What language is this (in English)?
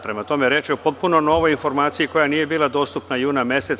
Serbian